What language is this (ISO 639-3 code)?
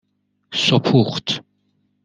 fas